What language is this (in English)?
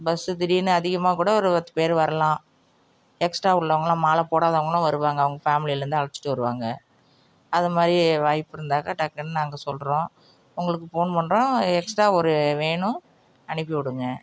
Tamil